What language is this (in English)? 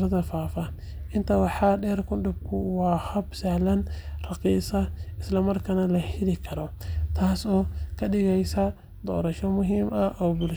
Somali